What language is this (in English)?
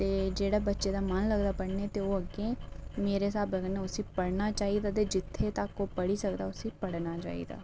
Dogri